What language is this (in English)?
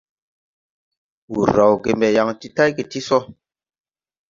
Tupuri